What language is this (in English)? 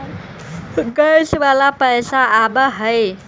Magahi